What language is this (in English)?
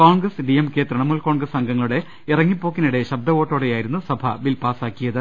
Malayalam